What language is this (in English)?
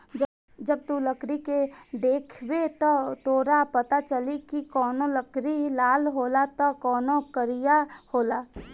Bhojpuri